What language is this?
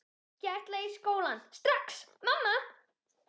Icelandic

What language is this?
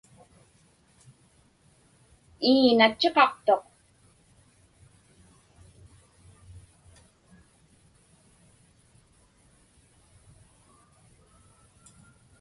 Inupiaq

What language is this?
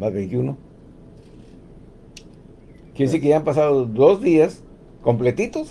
Spanish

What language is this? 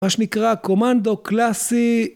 Hebrew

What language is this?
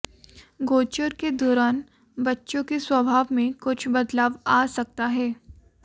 Hindi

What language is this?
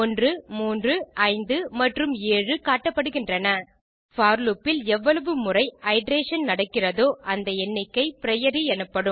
Tamil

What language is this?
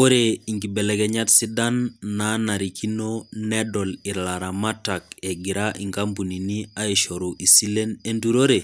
Masai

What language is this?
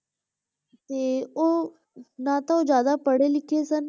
Punjabi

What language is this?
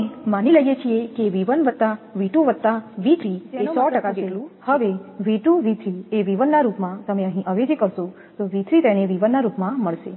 Gujarati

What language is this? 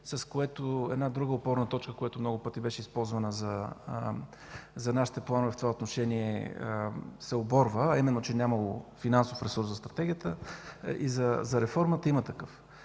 Bulgarian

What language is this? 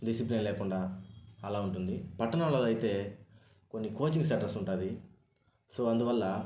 Telugu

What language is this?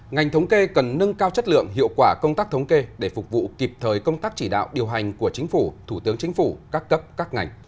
Vietnamese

